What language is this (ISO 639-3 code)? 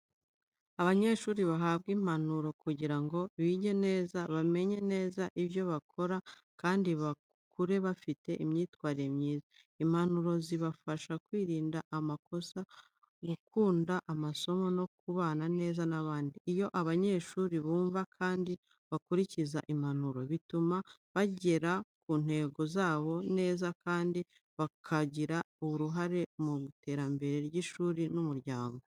kin